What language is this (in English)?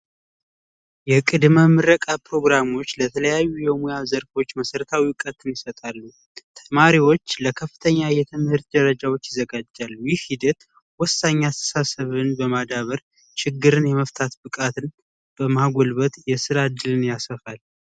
Amharic